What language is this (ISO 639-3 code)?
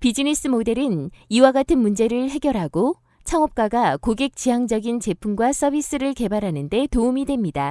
kor